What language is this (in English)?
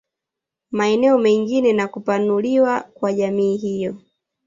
Swahili